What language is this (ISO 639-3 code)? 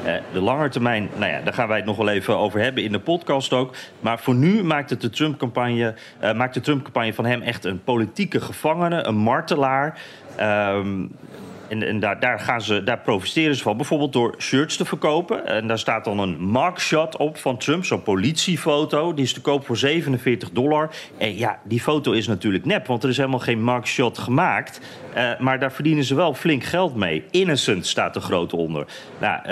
nld